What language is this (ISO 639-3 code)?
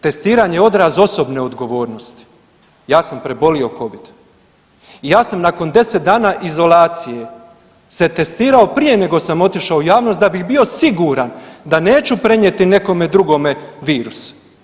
hrv